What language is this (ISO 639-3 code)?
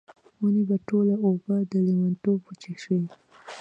pus